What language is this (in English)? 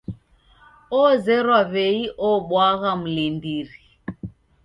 Taita